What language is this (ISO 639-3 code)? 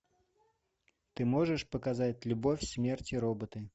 rus